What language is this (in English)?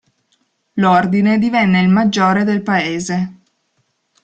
Italian